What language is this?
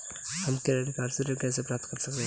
Hindi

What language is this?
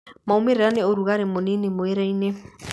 Kikuyu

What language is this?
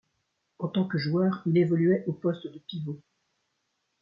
French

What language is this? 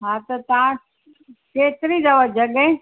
Sindhi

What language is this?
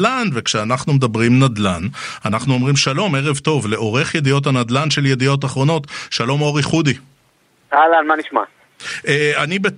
Hebrew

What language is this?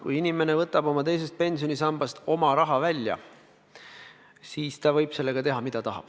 Estonian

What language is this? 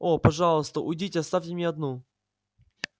Russian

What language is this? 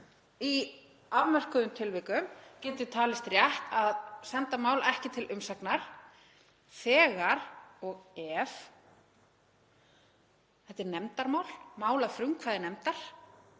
Icelandic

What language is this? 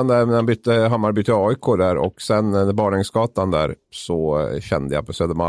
Swedish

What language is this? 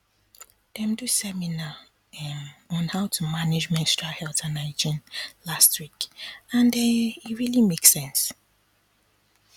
Nigerian Pidgin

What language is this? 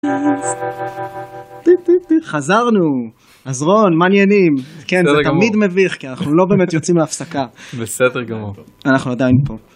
Hebrew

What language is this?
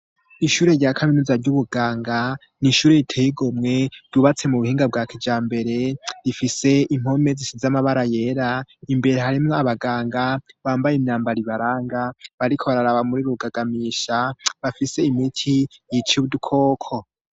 Rundi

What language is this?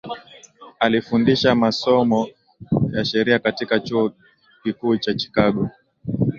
Swahili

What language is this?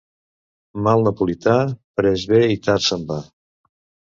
Catalan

